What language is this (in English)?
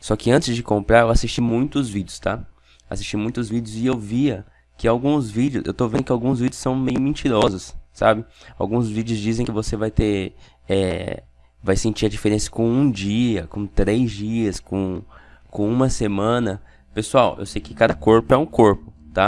Portuguese